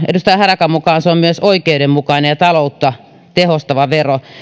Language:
Finnish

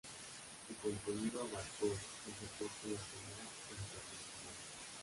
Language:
Spanish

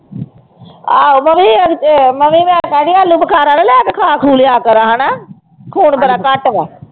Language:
Punjabi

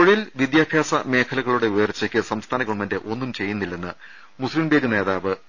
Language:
Malayalam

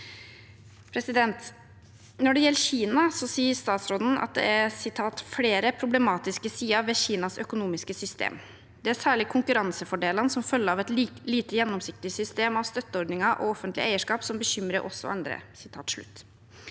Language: Norwegian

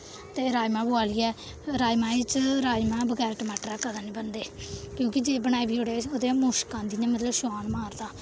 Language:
Dogri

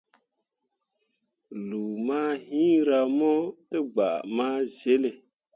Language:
Mundang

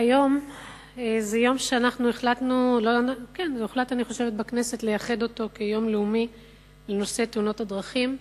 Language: Hebrew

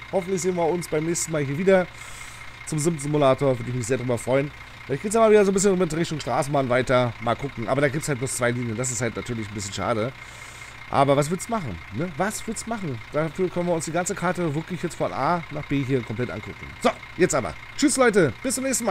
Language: German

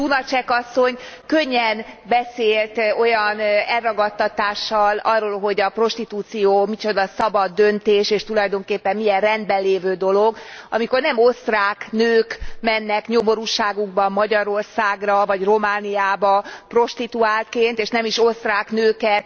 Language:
Hungarian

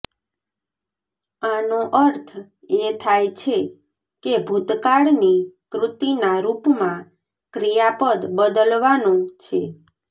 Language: Gujarati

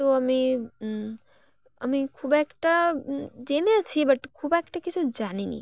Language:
Bangla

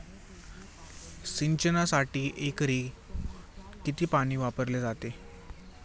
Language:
Marathi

